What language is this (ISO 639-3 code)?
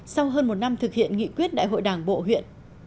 vie